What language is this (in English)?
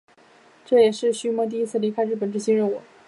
Chinese